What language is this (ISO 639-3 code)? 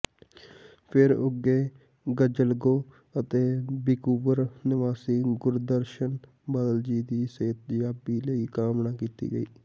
pan